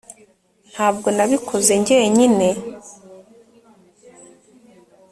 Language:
Kinyarwanda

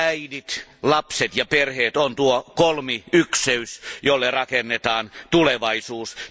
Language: Finnish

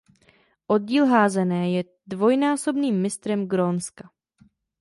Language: Czech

